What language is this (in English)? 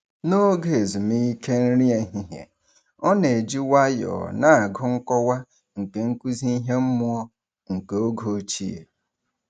Igbo